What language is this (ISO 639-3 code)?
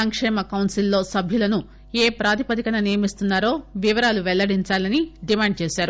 tel